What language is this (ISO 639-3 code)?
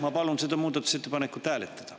est